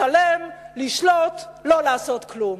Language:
Hebrew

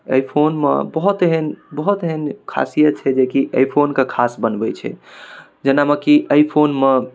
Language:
Maithili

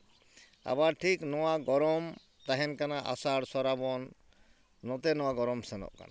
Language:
Santali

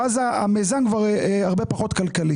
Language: Hebrew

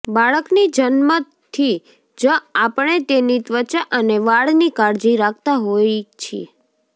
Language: Gujarati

